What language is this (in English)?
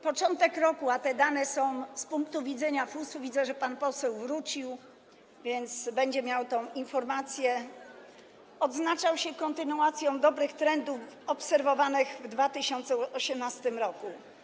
Polish